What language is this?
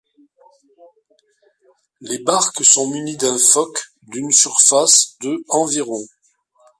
French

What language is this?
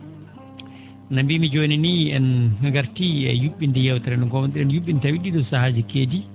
Fula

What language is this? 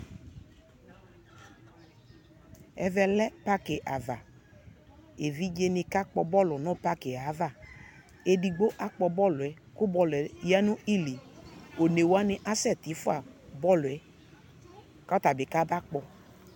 Ikposo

